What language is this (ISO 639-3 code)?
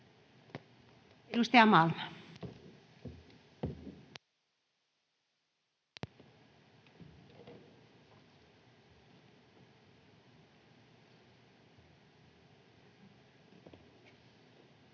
fin